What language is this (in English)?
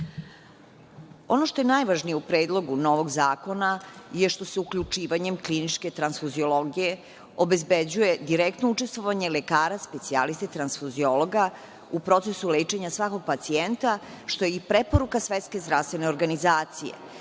Serbian